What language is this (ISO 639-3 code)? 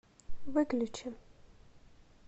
rus